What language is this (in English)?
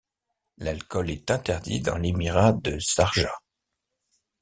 French